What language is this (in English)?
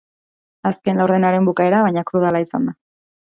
Basque